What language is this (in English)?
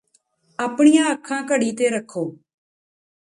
Punjabi